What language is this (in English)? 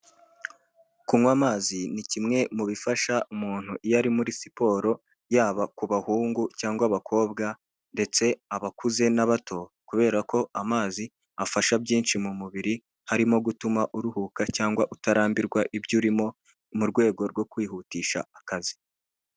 Kinyarwanda